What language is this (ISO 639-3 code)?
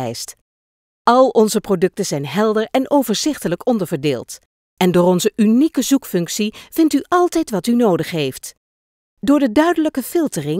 nld